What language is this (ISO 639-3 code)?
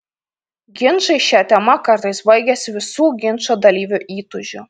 lit